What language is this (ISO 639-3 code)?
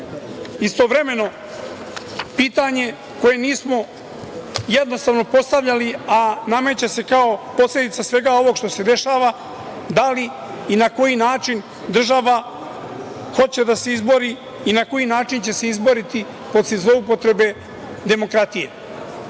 srp